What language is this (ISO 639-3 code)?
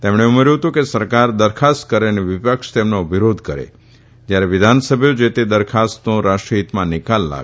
guj